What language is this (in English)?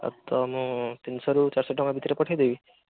Odia